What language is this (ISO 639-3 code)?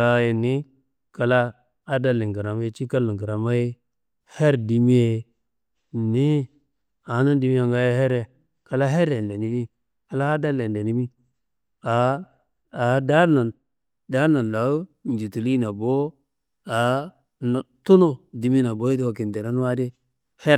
kbl